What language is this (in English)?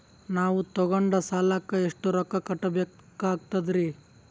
Kannada